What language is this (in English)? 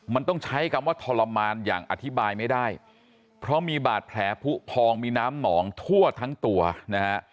Thai